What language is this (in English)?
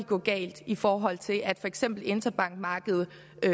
Danish